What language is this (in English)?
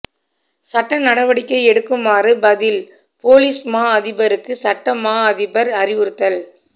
Tamil